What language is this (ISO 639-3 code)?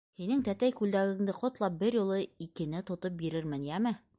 bak